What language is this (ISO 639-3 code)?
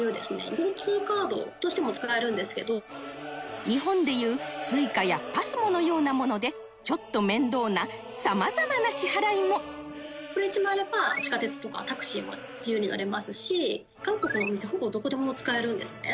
jpn